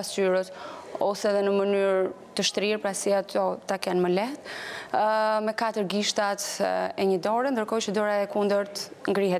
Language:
Russian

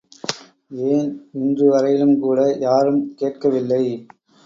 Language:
Tamil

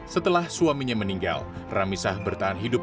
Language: Indonesian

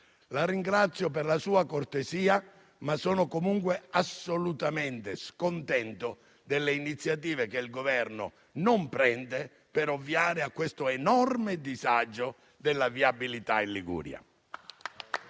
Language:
Italian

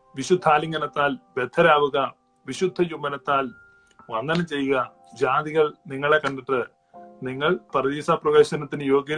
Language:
Malayalam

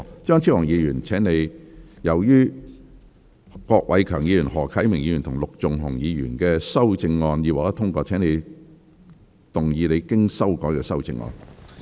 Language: Cantonese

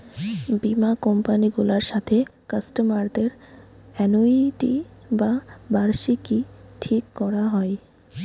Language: Bangla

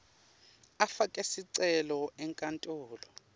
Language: Swati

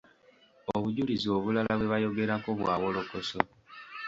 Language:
Ganda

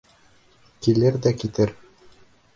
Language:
Bashkir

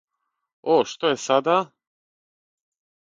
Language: Serbian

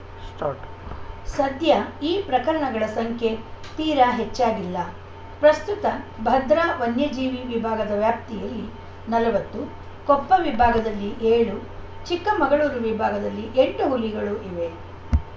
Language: Kannada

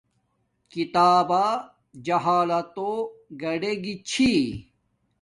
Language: Domaaki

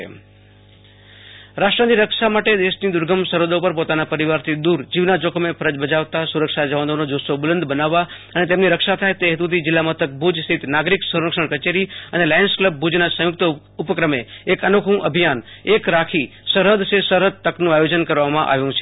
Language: Gujarati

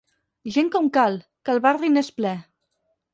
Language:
Catalan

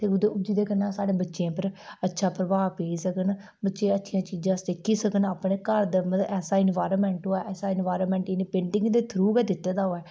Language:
Dogri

